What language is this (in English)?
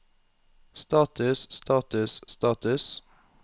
Norwegian